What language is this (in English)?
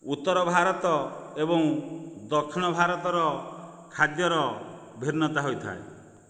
Odia